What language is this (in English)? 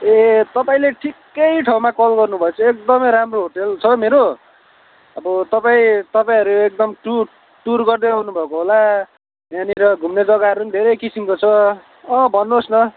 Nepali